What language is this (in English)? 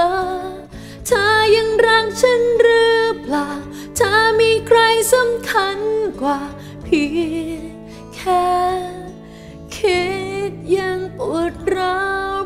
Thai